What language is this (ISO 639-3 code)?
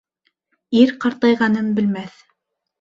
bak